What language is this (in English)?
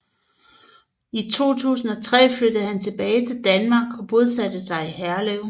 Danish